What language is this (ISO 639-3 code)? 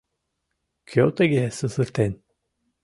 chm